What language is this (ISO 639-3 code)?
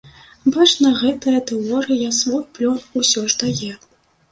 bel